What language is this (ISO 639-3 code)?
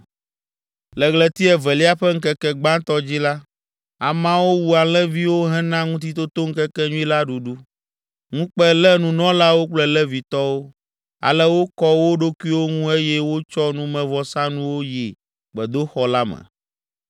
ewe